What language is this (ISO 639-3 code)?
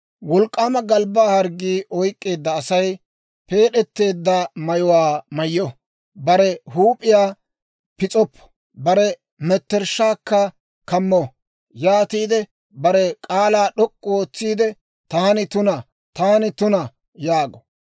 dwr